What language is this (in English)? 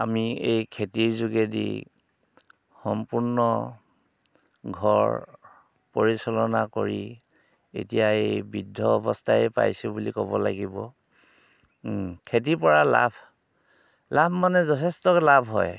Assamese